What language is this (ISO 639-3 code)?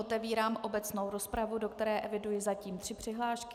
ces